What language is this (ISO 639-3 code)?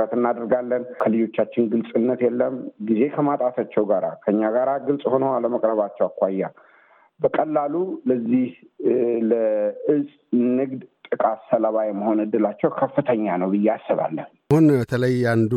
amh